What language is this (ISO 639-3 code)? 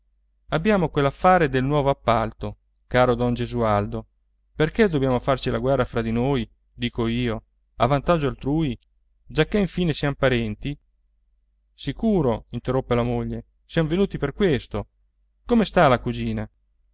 ita